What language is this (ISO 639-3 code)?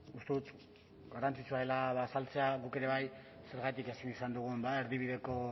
eus